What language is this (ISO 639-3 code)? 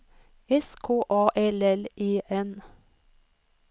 swe